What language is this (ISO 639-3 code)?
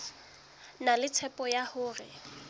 sot